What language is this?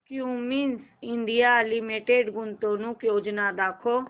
Marathi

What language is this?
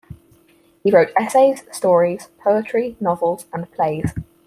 English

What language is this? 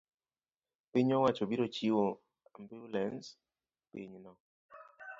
Luo (Kenya and Tanzania)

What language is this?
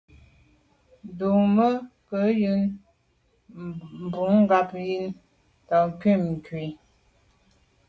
Medumba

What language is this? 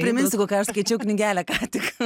Lithuanian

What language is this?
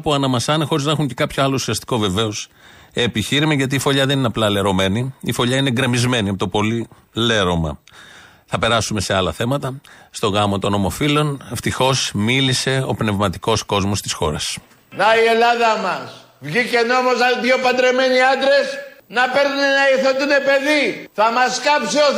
Greek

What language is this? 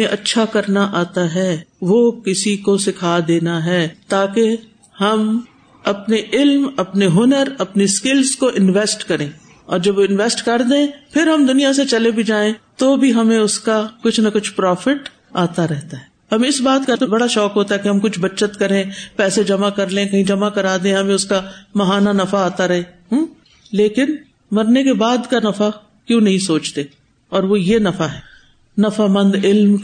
Urdu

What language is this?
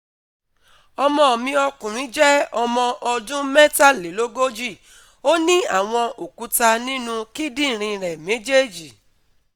Yoruba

